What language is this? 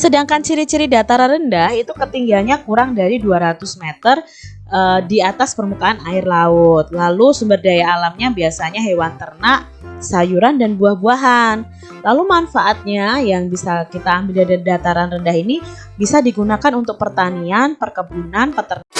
Indonesian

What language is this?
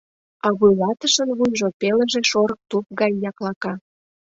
Mari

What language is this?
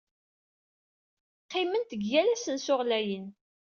Kabyle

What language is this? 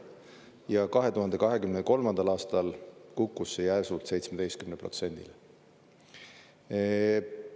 Estonian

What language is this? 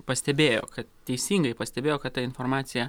Lithuanian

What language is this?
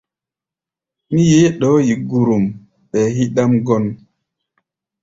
Gbaya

